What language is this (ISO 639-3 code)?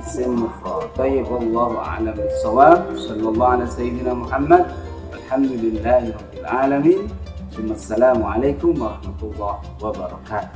ind